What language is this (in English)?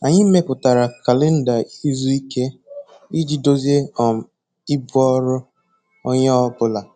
Igbo